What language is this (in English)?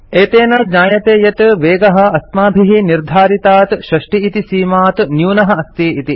Sanskrit